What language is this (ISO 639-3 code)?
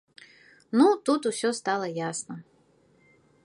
bel